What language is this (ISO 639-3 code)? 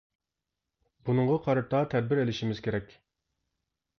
uig